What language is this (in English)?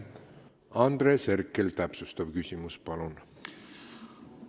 Estonian